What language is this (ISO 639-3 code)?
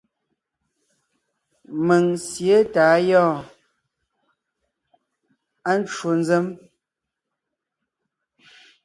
nnh